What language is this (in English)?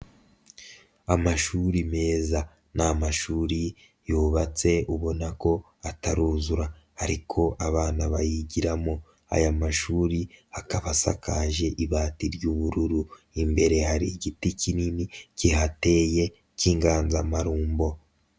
Kinyarwanda